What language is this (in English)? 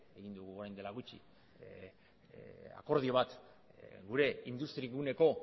Basque